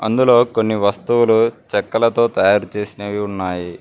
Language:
Telugu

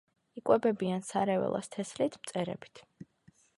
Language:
Georgian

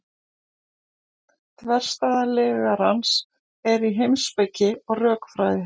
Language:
Icelandic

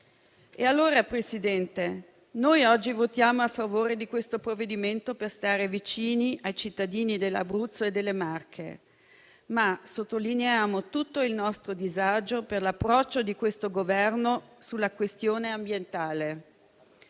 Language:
Italian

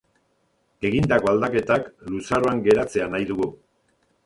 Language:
Basque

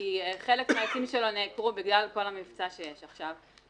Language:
Hebrew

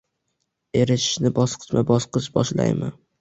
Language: Uzbek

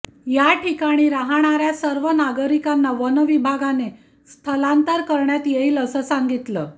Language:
Marathi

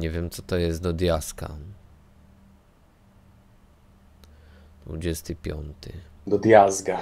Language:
Polish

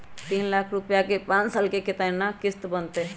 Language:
Magahi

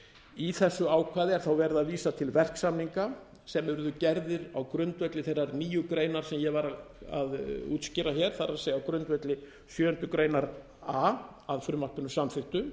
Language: Icelandic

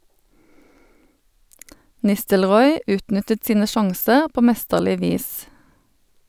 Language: Norwegian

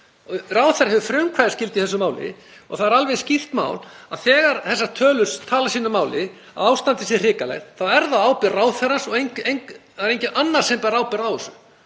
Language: Icelandic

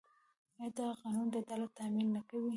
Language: Pashto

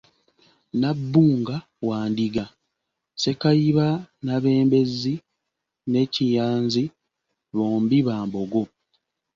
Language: Ganda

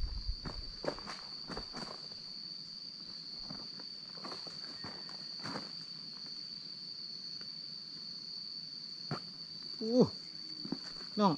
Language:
Thai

